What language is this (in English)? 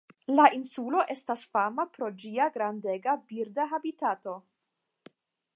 Esperanto